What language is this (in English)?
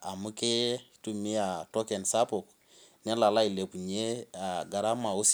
Masai